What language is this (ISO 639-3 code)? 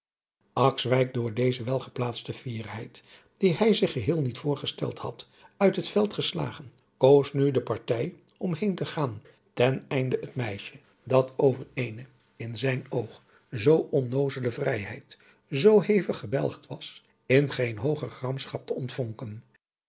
nld